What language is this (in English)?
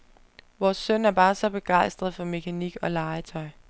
Danish